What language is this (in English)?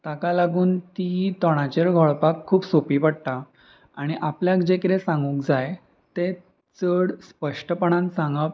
Konkani